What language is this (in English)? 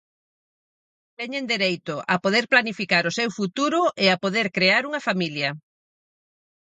Galician